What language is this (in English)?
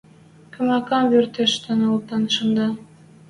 Western Mari